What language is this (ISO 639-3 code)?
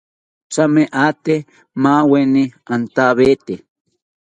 cpy